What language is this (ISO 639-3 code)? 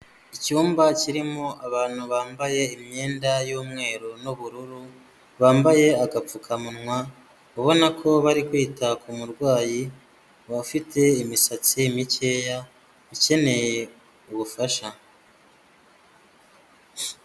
kin